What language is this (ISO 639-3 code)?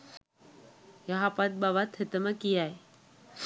sin